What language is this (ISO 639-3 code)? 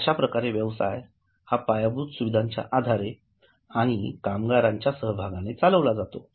mar